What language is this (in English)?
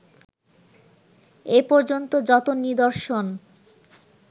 Bangla